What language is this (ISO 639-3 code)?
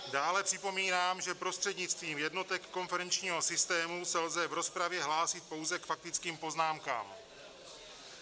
ces